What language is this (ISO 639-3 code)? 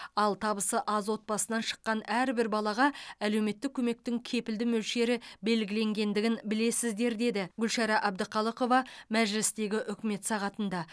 kaz